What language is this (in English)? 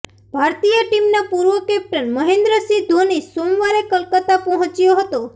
Gujarati